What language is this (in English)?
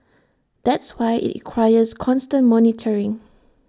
English